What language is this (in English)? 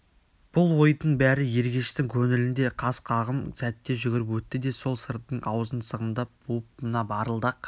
Kazakh